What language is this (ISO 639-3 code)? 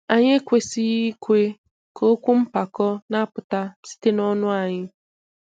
ibo